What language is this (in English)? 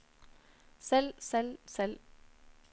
Norwegian